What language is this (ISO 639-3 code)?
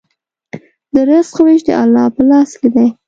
pus